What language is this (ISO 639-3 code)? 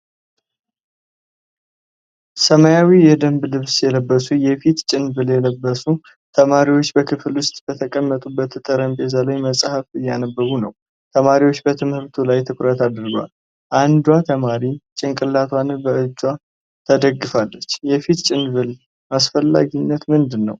amh